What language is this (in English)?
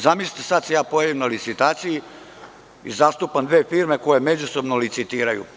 Serbian